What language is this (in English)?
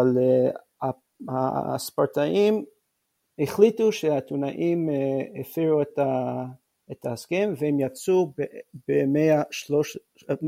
Hebrew